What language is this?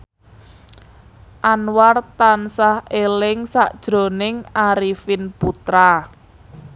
Javanese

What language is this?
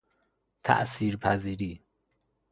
Persian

